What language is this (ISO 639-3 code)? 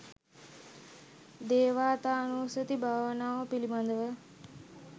sin